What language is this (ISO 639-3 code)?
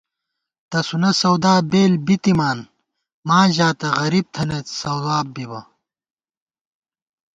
gwt